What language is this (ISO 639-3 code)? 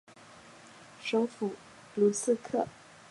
zho